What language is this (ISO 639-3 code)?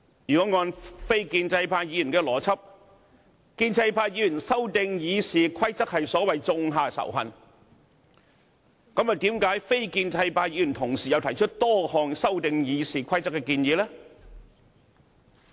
yue